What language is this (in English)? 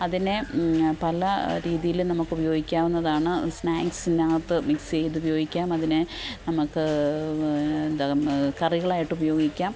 Malayalam